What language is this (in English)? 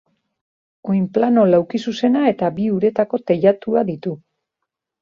Basque